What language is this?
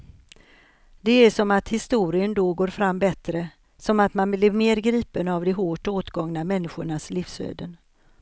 Swedish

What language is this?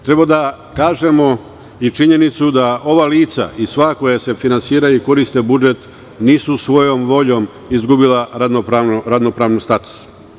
Serbian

